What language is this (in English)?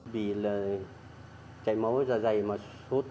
Vietnamese